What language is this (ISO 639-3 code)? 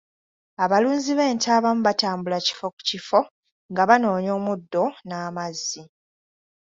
lug